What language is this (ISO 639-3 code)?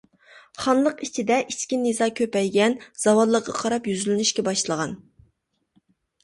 uig